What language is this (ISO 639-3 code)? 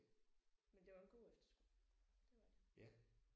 dan